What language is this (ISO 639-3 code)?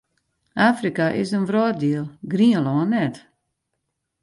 fry